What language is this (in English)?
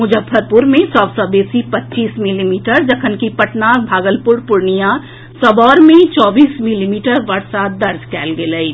Maithili